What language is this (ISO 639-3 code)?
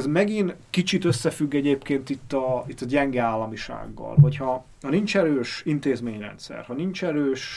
hun